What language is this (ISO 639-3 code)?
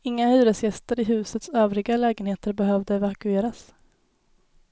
swe